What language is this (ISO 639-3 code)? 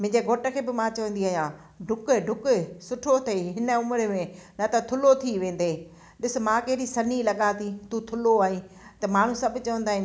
snd